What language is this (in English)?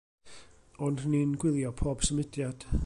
Welsh